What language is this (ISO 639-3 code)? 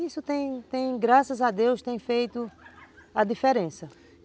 por